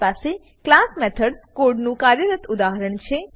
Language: Gujarati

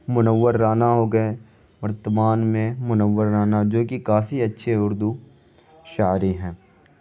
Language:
Urdu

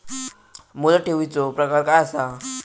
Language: Marathi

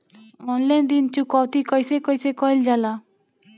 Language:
Bhojpuri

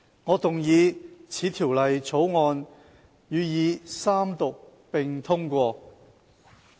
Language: Cantonese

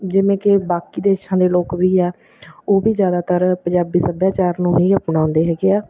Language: Punjabi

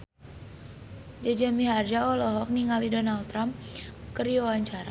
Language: Sundanese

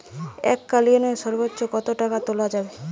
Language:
Bangla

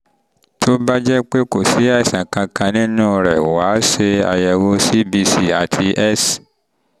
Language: Yoruba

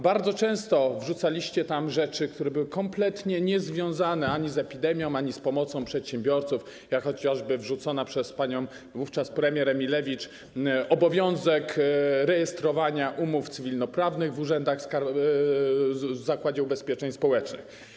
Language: Polish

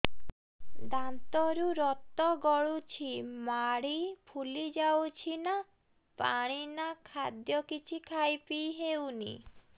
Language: Odia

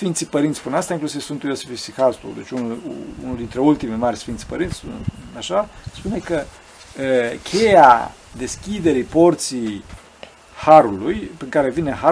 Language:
Romanian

